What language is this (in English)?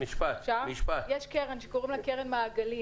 Hebrew